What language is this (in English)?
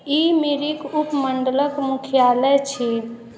Maithili